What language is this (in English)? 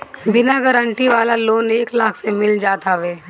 Bhojpuri